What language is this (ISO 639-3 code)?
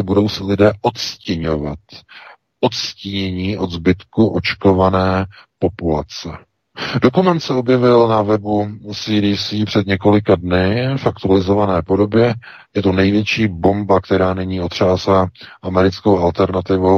ces